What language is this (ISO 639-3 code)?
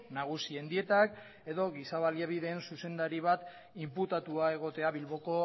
eus